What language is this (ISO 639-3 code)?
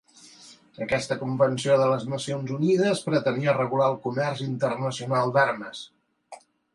cat